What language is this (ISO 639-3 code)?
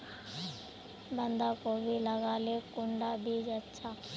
mag